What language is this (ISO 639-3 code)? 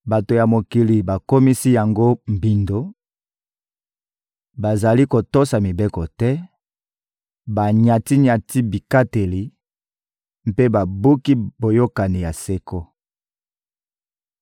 lin